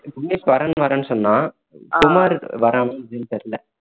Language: Tamil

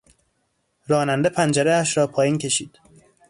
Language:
Persian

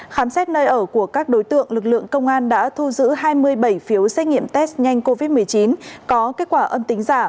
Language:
Vietnamese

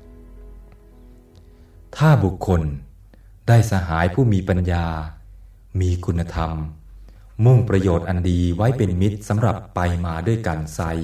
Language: Thai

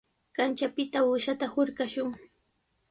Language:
Sihuas Ancash Quechua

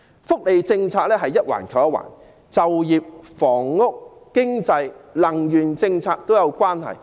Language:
Cantonese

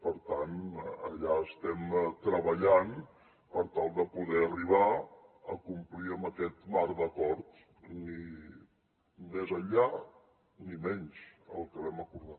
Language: Catalan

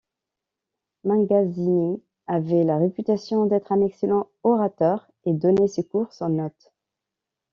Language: French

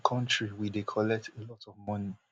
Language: Nigerian Pidgin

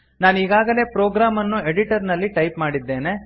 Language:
Kannada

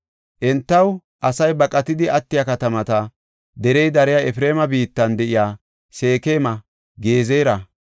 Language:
Gofa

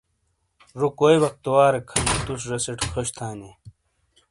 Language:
Shina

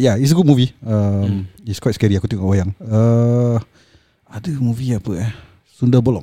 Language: Malay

